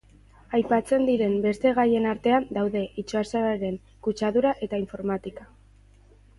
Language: Basque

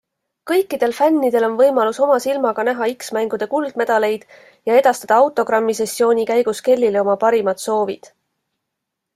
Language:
Estonian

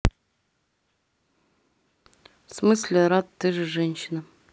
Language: Russian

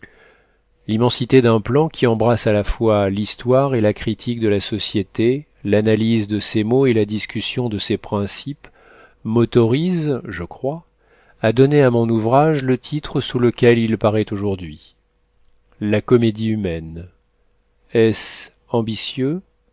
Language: French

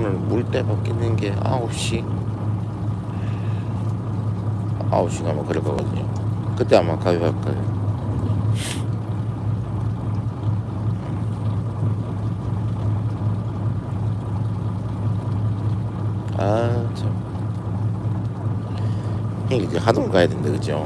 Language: Korean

